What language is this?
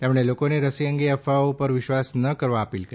Gujarati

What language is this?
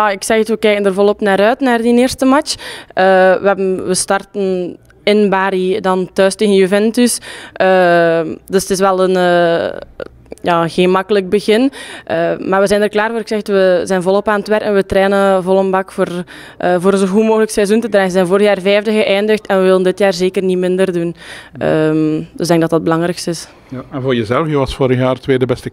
Dutch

